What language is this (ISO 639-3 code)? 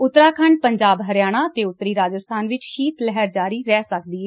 pan